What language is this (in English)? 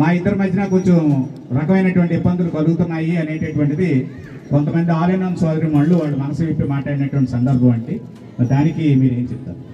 Telugu